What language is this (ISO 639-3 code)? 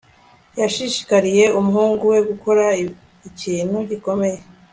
kin